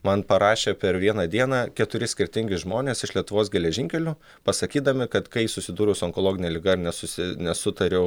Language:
Lithuanian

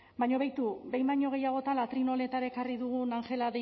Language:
Basque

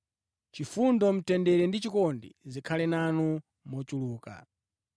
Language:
Nyanja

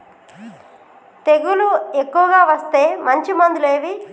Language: Telugu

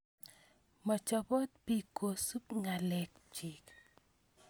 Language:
Kalenjin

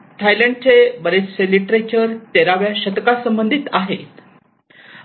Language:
Marathi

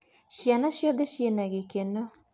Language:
Kikuyu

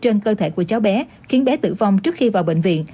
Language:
Vietnamese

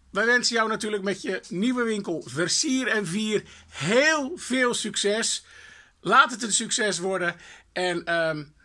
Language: Dutch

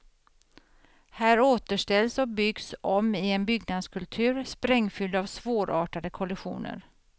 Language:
Swedish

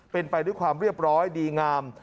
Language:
Thai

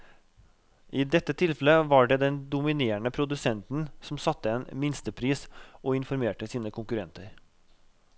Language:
Norwegian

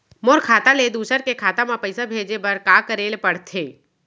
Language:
Chhattisgarhi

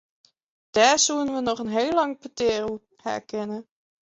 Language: Western Frisian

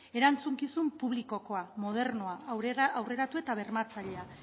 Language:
Basque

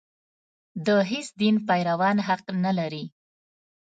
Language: Pashto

